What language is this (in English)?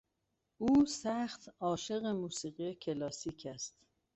Persian